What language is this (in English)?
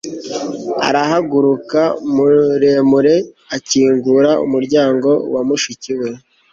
Kinyarwanda